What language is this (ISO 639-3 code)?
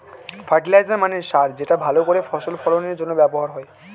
ben